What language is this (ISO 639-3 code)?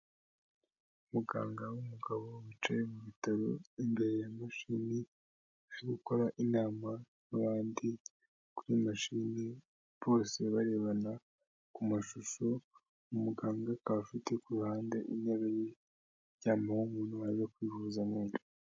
kin